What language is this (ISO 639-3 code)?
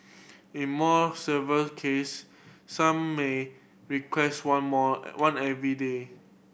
eng